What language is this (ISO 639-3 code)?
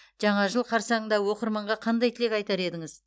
kaz